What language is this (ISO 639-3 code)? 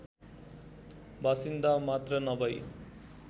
nep